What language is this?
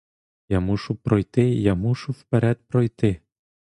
Ukrainian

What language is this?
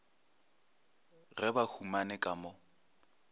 Northern Sotho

